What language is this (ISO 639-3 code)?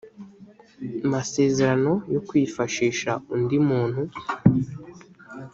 kin